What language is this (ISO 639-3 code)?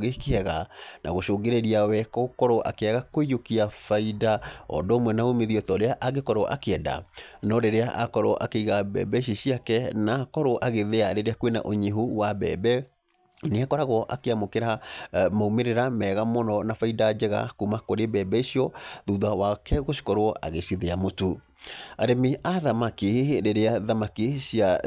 kik